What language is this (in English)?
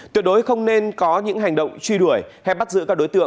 Vietnamese